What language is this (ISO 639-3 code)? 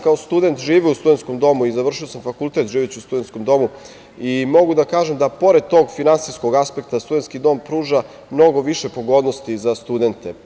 srp